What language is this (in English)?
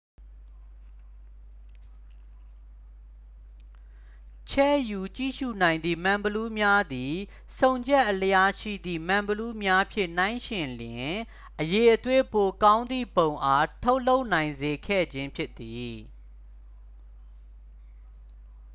Burmese